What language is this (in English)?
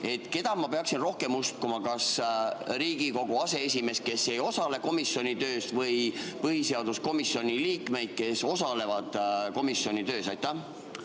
Estonian